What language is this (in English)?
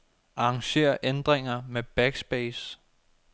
Danish